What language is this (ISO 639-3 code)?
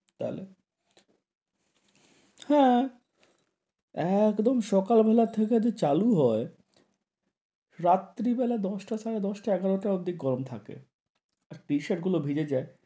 ben